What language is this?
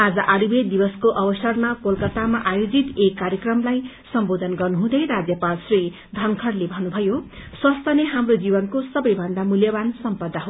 Nepali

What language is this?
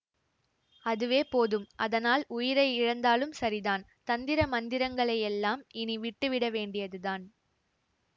Tamil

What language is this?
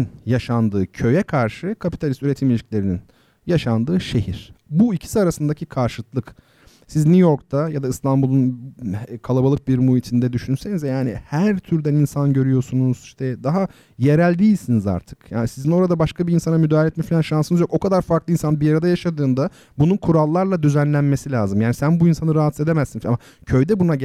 Turkish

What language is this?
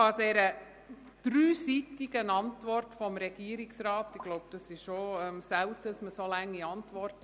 Swiss German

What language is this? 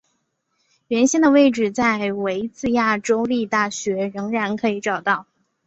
Chinese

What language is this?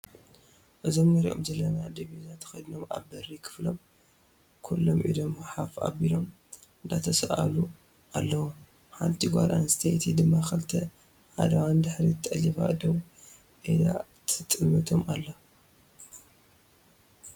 Tigrinya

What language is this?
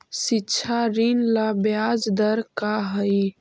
Magahi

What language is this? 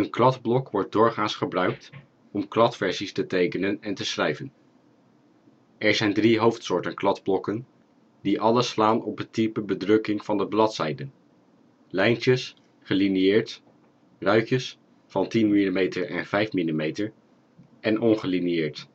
Dutch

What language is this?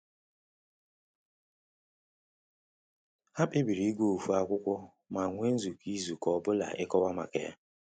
Igbo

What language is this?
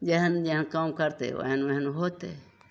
Maithili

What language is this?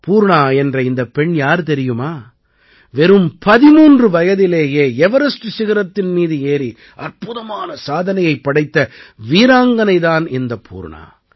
Tamil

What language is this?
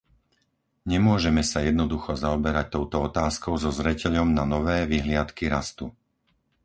Slovak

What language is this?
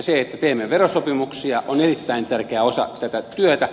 Finnish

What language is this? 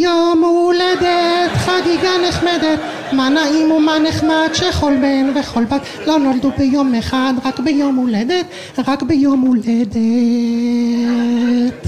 Hebrew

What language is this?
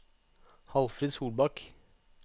Norwegian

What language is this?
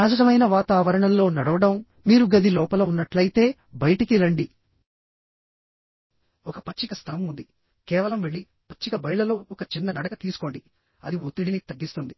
Telugu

